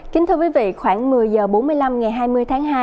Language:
Vietnamese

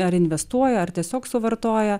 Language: Lithuanian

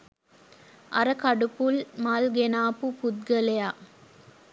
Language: Sinhala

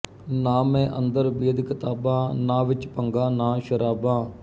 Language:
Punjabi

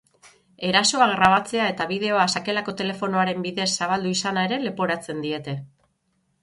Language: Basque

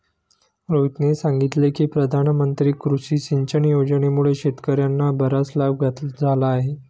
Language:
Marathi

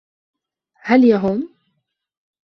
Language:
Arabic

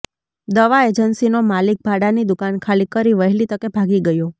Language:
Gujarati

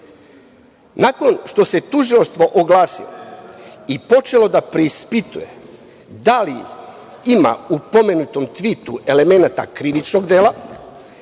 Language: Serbian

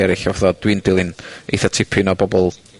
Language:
Welsh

